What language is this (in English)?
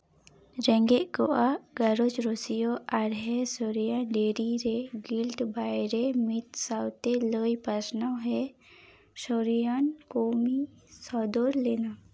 Santali